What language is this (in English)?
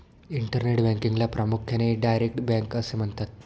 Marathi